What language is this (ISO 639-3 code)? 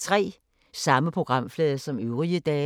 dan